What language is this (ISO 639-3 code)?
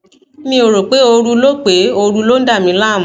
yor